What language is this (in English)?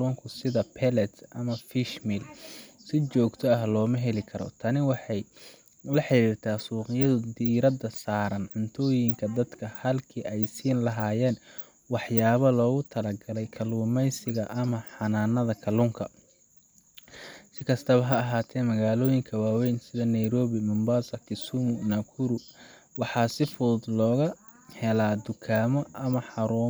Somali